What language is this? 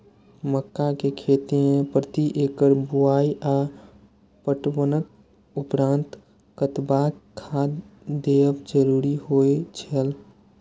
Maithili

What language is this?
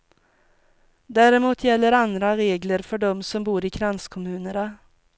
Swedish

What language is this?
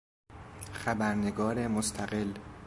Persian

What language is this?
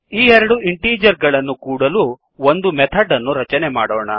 Kannada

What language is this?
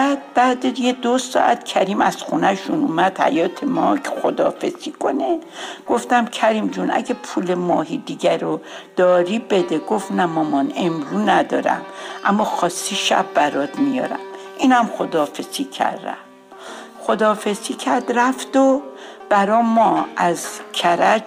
Persian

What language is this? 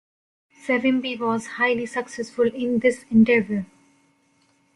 English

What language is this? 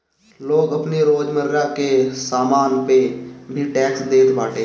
Bhojpuri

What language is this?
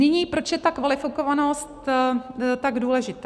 Czech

